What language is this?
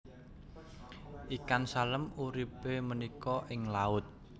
Javanese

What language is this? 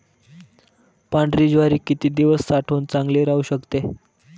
Marathi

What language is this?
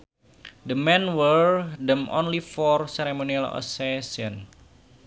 Sundanese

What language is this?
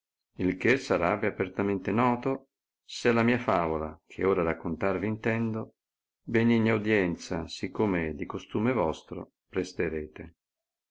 Italian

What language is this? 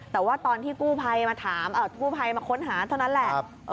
Thai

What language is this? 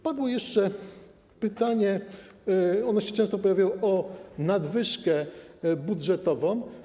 Polish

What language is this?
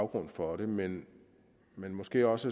Danish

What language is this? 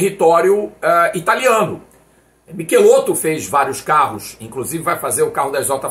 Portuguese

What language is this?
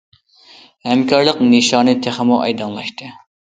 Uyghur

